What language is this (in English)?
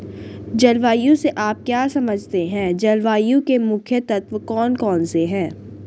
Hindi